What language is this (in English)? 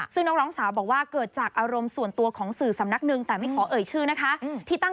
Thai